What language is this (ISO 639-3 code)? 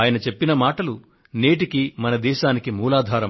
tel